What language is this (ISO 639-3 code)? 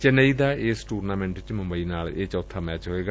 pan